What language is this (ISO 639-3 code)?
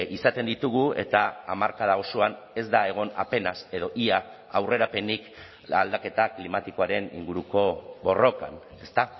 eus